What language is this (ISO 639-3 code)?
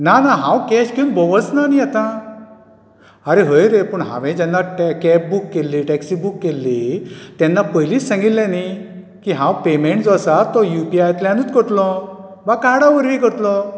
kok